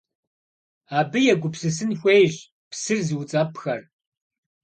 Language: Kabardian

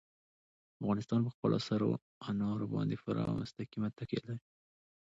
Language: Pashto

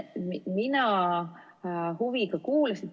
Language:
Estonian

